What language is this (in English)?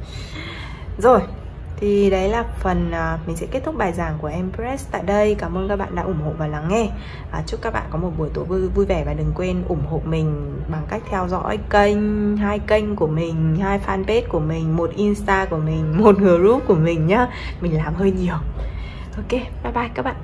Vietnamese